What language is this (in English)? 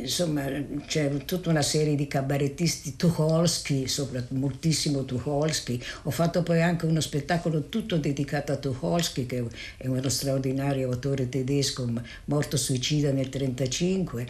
Italian